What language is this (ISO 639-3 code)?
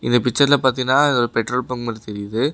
tam